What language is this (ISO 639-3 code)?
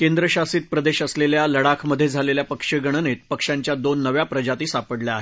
mar